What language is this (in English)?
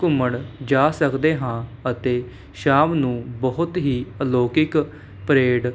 Punjabi